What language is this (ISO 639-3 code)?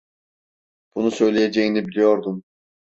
tur